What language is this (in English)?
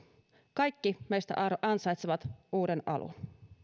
Finnish